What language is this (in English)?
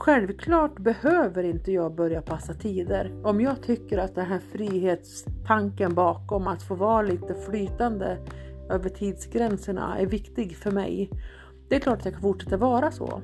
Swedish